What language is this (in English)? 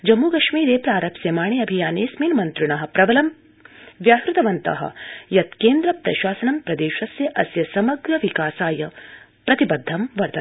Sanskrit